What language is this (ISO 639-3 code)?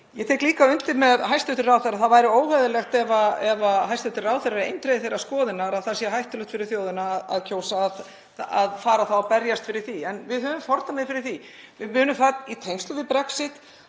isl